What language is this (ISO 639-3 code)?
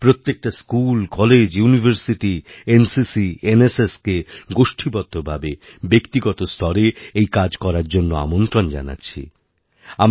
ben